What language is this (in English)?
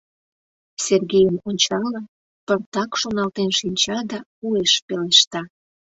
Mari